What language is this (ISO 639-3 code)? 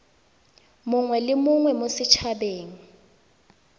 tsn